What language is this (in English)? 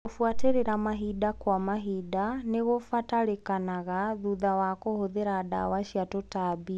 Kikuyu